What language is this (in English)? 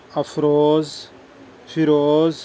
Urdu